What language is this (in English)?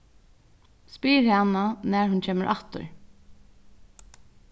Faroese